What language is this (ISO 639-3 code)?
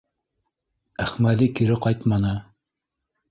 bak